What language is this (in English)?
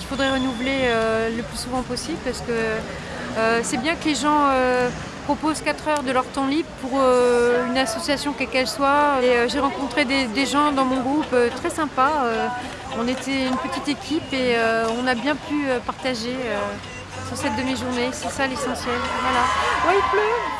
French